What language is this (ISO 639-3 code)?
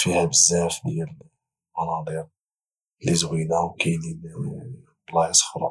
ary